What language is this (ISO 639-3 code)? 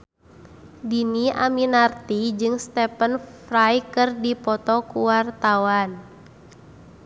sun